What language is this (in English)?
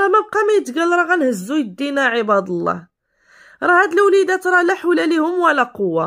Arabic